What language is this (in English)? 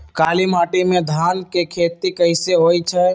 Magahi